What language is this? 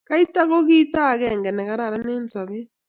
Kalenjin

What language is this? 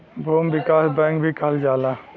Bhojpuri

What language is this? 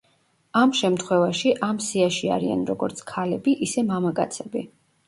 Georgian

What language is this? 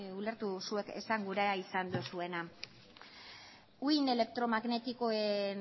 Basque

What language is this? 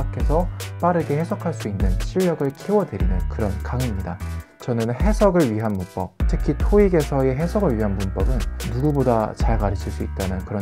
Korean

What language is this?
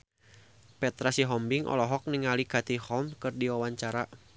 Sundanese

